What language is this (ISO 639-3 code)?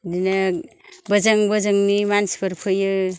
brx